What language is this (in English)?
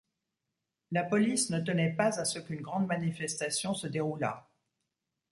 French